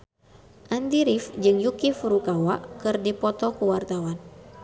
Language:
Sundanese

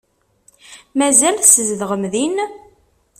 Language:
Kabyle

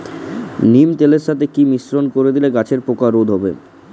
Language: Bangla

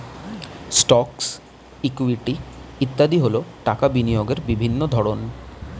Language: Bangla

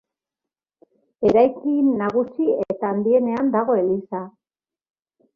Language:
Basque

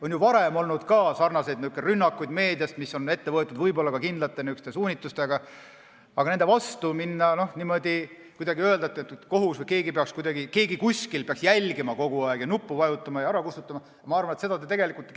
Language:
Estonian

